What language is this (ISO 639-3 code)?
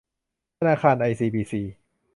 tha